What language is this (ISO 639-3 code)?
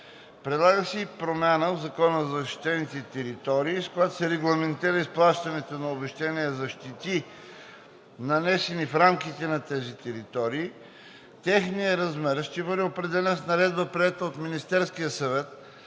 bul